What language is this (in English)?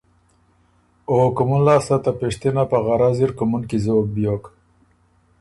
Ormuri